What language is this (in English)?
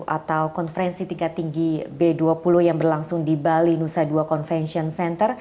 Indonesian